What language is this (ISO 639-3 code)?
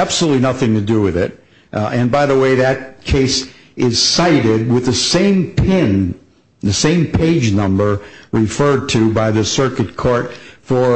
eng